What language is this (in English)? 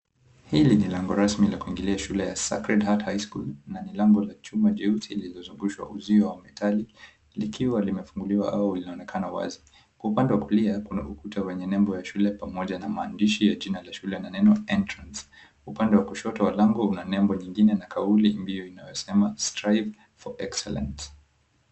Swahili